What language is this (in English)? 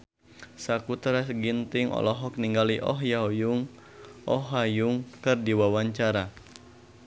Sundanese